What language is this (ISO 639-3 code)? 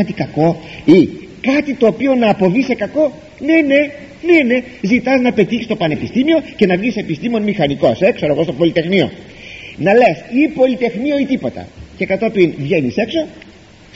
ell